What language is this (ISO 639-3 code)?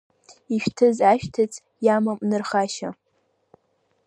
abk